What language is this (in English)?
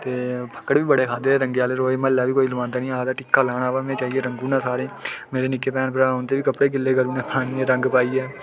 Dogri